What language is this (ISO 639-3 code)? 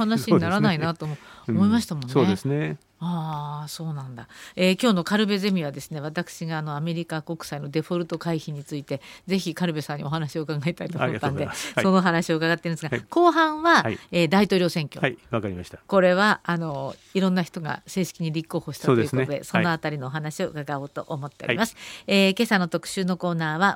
jpn